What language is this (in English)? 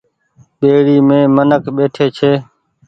Goaria